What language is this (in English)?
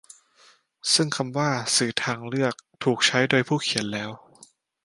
Thai